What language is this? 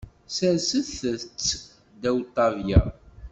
Kabyle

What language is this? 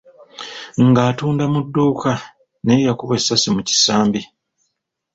Ganda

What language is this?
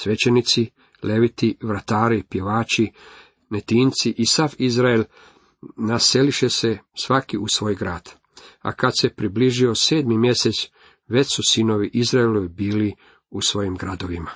Croatian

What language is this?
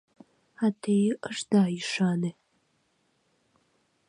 Mari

